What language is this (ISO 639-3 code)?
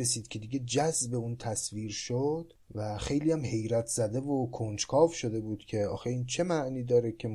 fas